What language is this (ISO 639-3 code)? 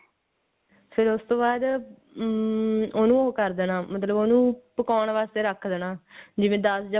pan